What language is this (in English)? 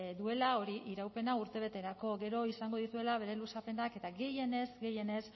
Basque